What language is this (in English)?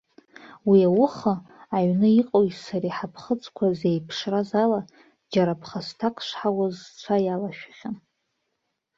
Abkhazian